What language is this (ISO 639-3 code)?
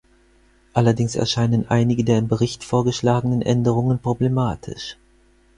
deu